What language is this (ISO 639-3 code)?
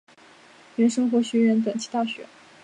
zho